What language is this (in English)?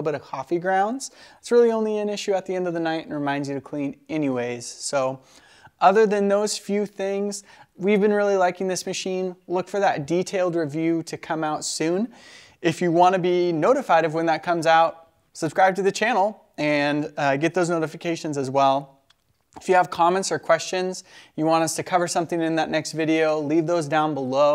English